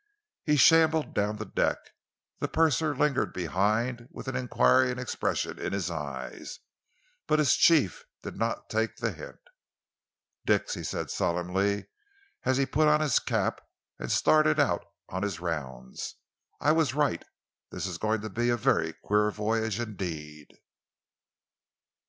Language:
English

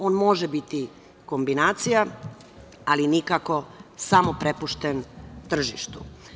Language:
Serbian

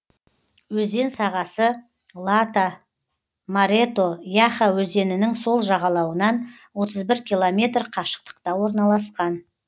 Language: Kazakh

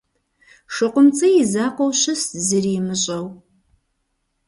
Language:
Kabardian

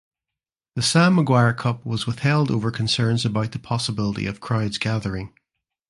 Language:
English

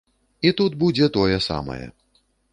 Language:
Belarusian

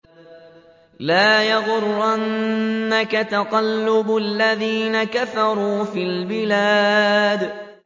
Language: Arabic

